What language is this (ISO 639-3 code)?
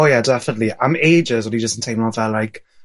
cym